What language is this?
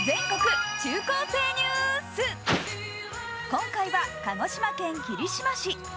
Japanese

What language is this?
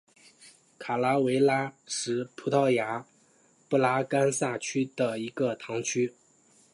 Chinese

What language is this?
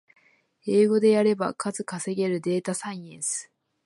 Japanese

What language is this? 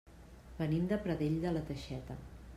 Catalan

